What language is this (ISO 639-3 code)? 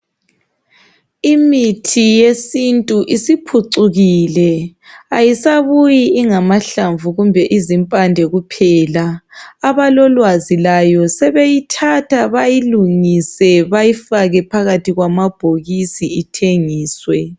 nde